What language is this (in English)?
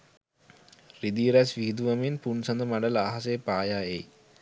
Sinhala